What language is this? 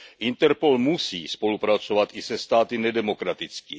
Czech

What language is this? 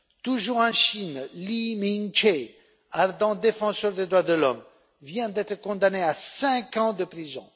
French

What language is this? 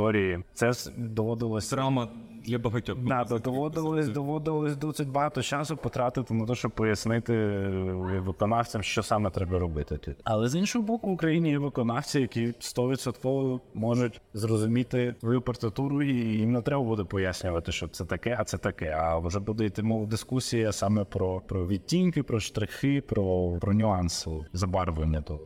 Ukrainian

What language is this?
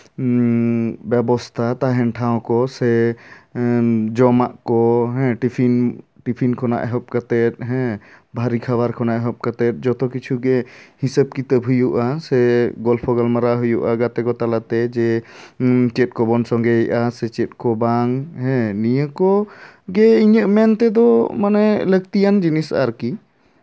Santali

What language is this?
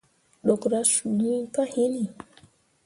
Mundang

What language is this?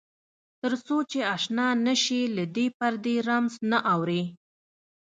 Pashto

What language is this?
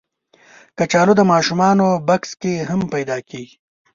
Pashto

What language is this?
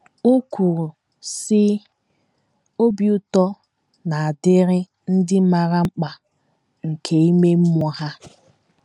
Igbo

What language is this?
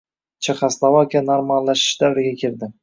Uzbek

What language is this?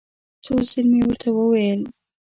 Pashto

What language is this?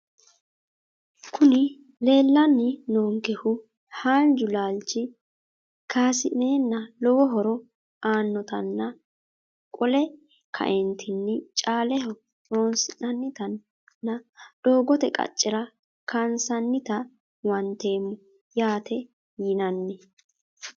Sidamo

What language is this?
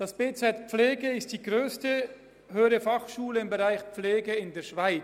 Swiss German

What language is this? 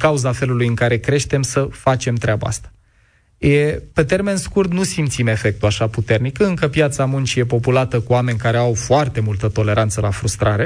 Romanian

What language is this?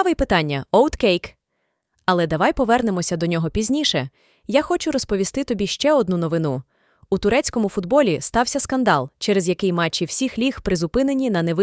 Ukrainian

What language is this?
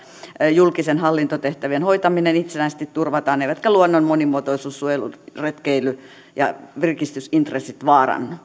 Finnish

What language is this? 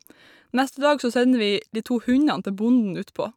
Norwegian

